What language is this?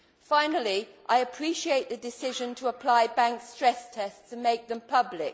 English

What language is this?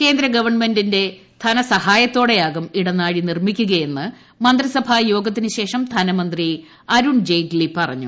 Malayalam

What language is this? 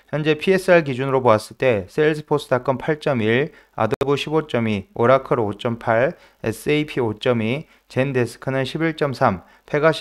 Korean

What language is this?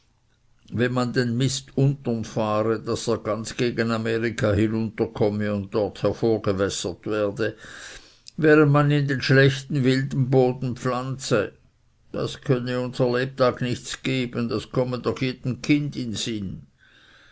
German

